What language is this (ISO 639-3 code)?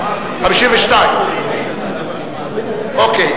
heb